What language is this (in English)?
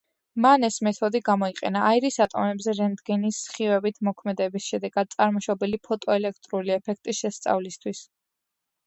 Georgian